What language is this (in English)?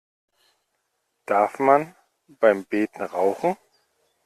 German